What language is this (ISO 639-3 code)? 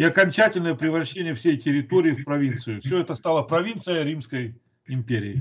rus